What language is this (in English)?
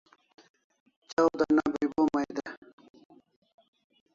Kalasha